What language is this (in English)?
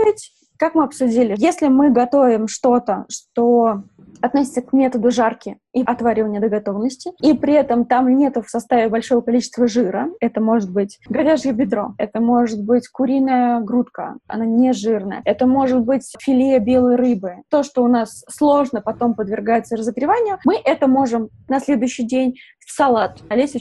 Russian